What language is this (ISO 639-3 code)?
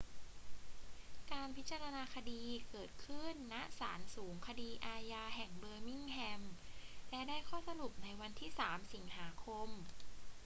tha